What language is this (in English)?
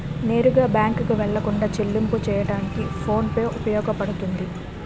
Telugu